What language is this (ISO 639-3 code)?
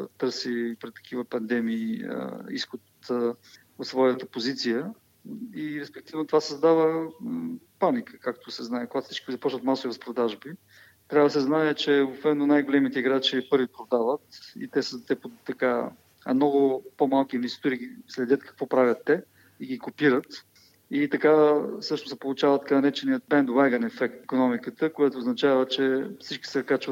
bul